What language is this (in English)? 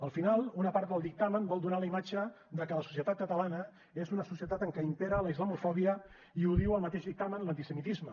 Catalan